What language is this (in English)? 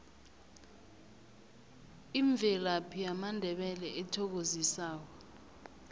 South Ndebele